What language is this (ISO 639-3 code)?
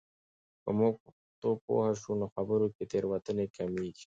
pus